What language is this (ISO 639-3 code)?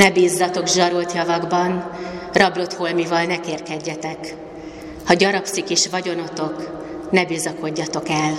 hun